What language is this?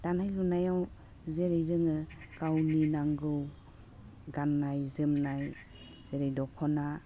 Bodo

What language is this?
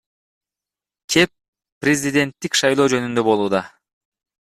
Kyrgyz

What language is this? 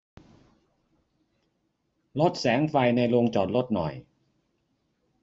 Thai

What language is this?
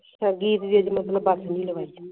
Punjabi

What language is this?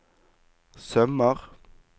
Norwegian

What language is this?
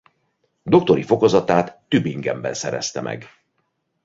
Hungarian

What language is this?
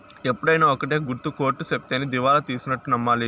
Telugu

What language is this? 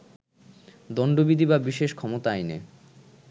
Bangla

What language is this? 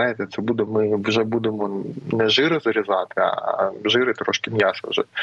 Ukrainian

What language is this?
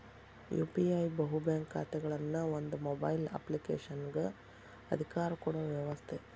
Kannada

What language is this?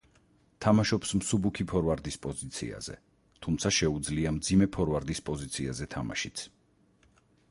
Georgian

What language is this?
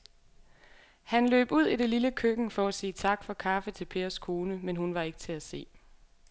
Danish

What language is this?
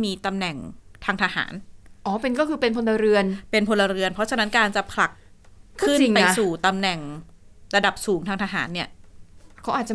Thai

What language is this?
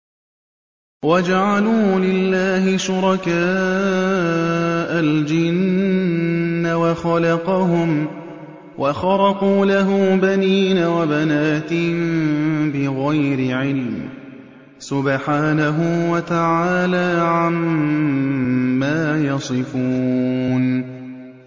Arabic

